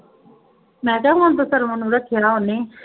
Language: Punjabi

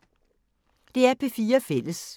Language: Danish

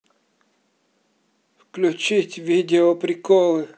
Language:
Russian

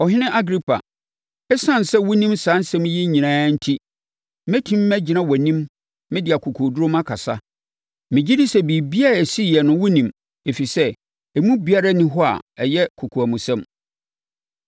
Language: Akan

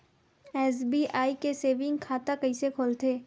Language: Chhattisgarhi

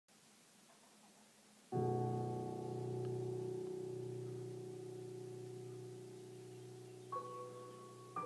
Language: Italian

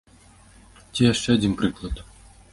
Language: Belarusian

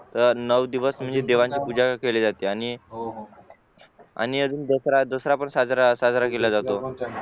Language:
Marathi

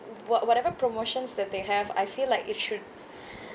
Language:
English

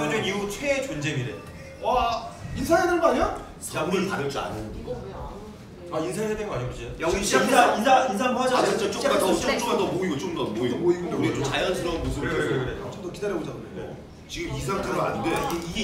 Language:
Korean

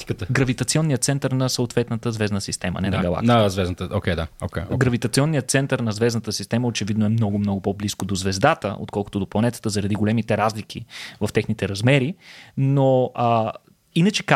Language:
Bulgarian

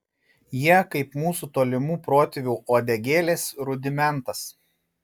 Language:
Lithuanian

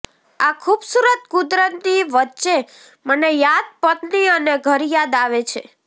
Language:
Gujarati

